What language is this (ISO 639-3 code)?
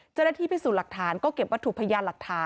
tha